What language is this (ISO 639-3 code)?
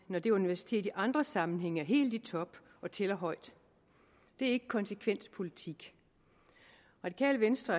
dan